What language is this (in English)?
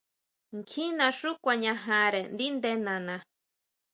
Huautla Mazatec